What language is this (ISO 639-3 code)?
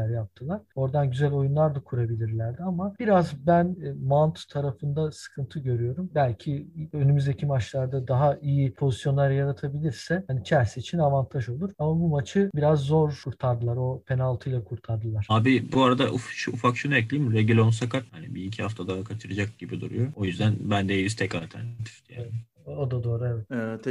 tur